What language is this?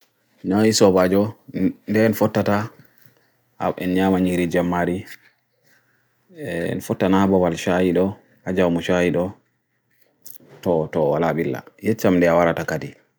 Bagirmi Fulfulde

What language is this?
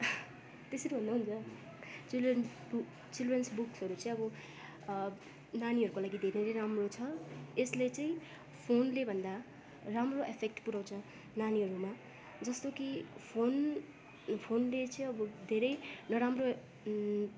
Nepali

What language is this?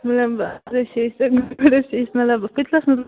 Kashmiri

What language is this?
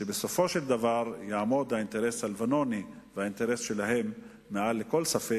Hebrew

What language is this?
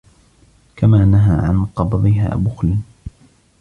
Arabic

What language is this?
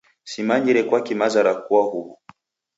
Taita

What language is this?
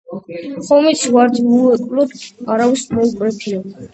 Georgian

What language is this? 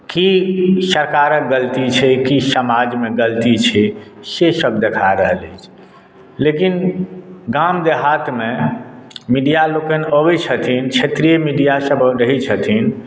Maithili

